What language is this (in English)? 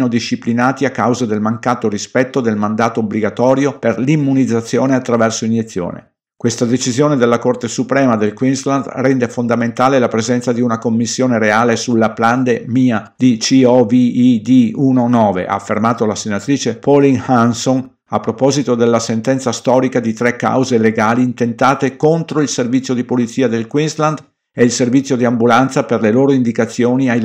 Italian